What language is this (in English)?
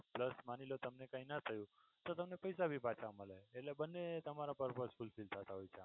Gujarati